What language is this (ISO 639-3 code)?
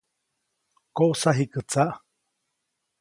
zoc